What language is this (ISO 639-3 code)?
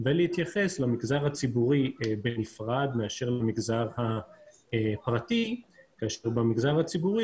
heb